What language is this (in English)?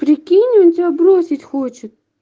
Russian